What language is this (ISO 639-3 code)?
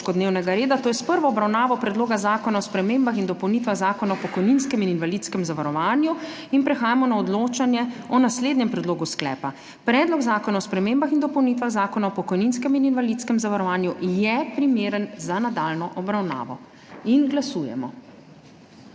slv